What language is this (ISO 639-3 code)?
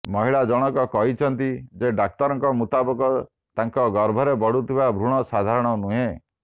ori